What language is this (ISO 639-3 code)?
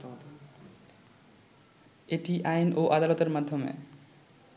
ben